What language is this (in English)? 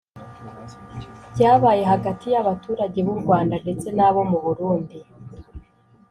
Kinyarwanda